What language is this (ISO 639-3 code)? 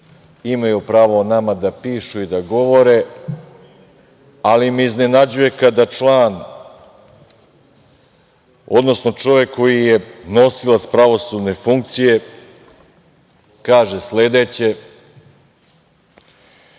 srp